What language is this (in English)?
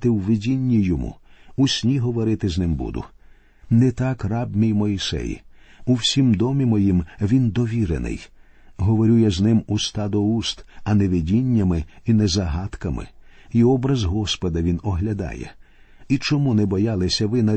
Ukrainian